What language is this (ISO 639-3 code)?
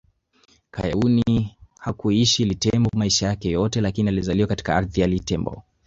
swa